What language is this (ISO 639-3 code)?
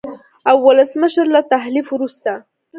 pus